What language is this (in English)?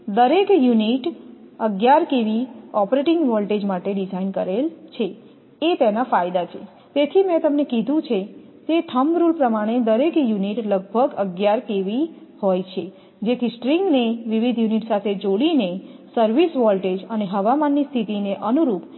Gujarati